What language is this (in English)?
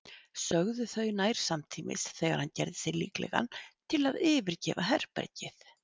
Icelandic